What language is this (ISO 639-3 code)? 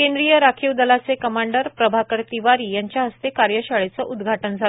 mar